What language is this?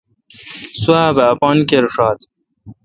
Kalkoti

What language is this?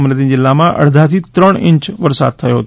Gujarati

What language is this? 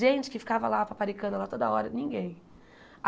Portuguese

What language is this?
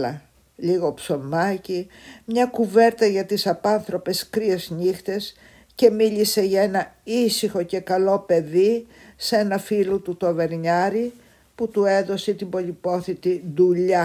Greek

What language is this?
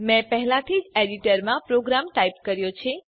Gujarati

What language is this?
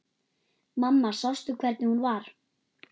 Icelandic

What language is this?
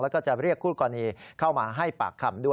Thai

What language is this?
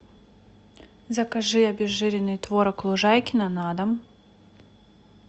Russian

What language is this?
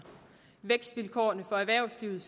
Danish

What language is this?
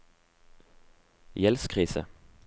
Norwegian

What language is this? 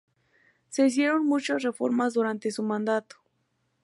Spanish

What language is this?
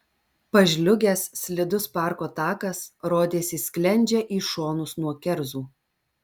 Lithuanian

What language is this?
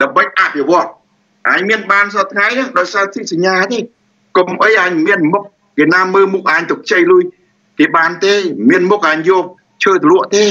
Thai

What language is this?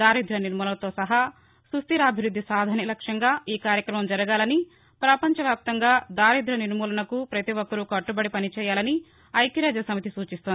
Telugu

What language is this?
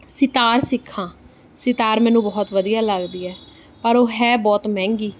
Punjabi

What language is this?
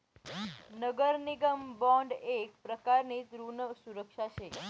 Marathi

